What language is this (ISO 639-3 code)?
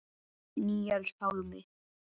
isl